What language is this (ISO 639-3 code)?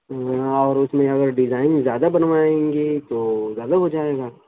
urd